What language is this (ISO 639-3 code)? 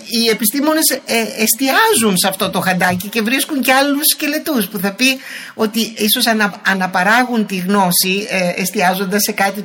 ell